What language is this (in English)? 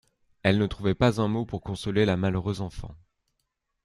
French